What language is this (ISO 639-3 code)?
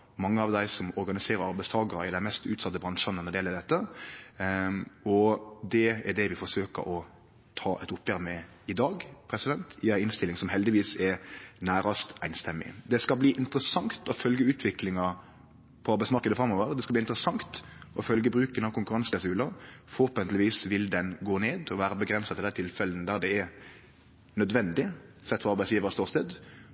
nno